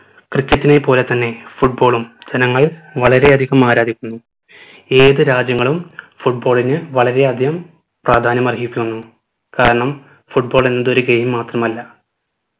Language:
Malayalam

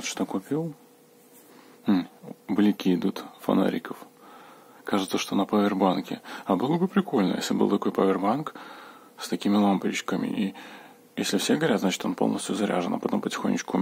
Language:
Russian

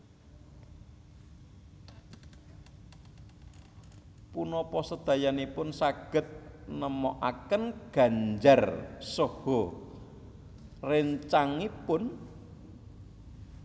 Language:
Javanese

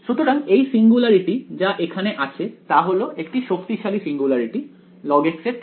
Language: Bangla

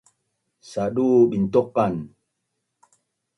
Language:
Bunun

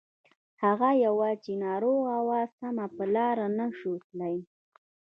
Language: Pashto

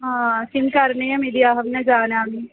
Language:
Sanskrit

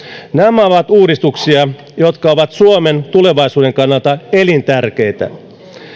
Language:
Finnish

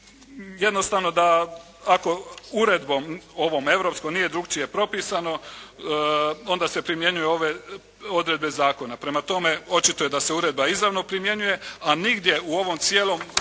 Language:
Croatian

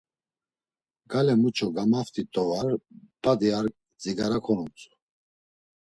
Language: Laz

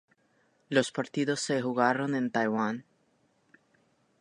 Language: Spanish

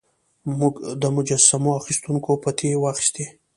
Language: Pashto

